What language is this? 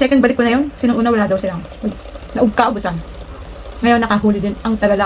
Filipino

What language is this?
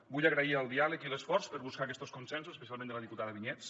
Catalan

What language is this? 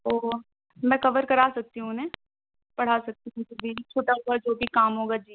Urdu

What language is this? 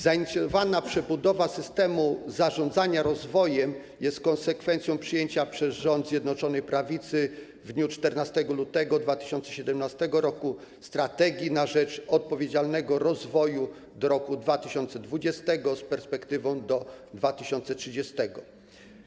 Polish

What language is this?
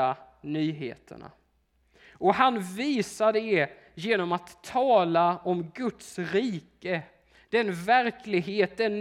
Swedish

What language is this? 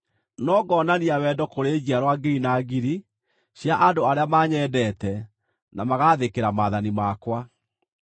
Kikuyu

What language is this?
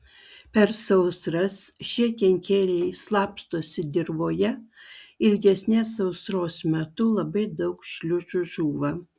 Lithuanian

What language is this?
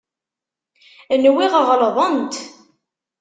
Kabyle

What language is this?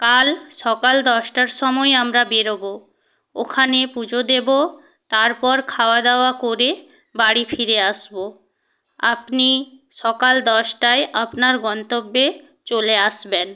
Bangla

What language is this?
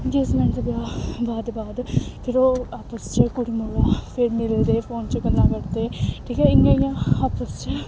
Dogri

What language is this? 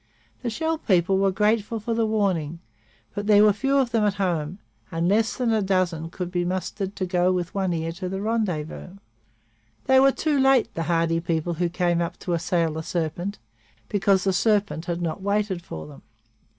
English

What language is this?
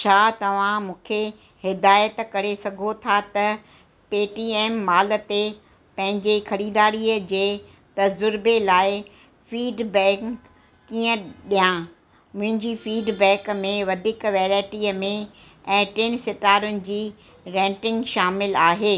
Sindhi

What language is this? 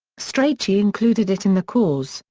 English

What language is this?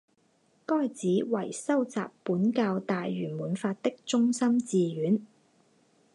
Chinese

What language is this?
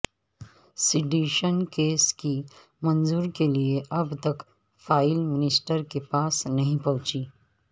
Urdu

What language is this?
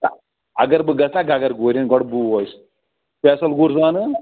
Kashmiri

